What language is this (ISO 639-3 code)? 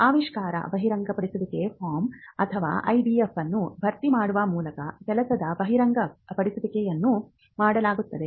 kan